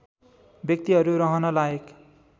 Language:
Nepali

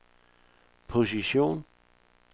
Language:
Danish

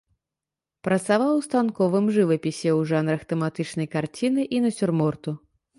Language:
Belarusian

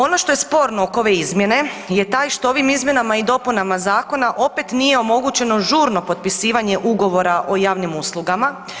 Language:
Croatian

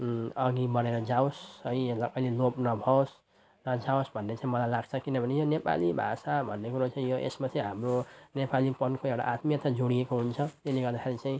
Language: Nepali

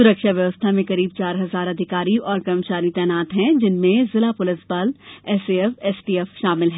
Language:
Hindi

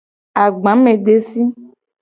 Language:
Gen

